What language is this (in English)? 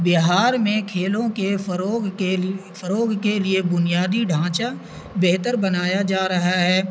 Urdu